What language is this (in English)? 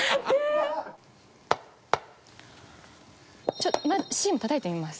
Japanese